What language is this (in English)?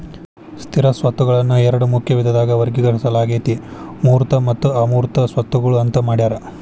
Kannada